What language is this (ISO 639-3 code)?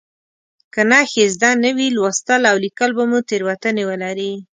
pus